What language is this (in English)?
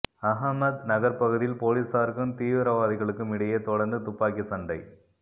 Tamil